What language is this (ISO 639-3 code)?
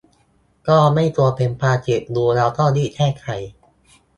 tha